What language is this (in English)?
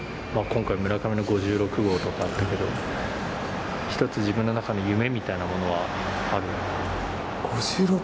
Japanese